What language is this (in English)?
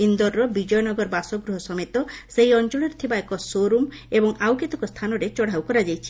Odia